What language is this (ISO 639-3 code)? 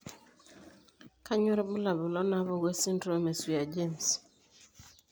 mas